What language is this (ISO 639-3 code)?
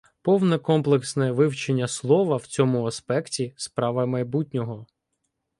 ukr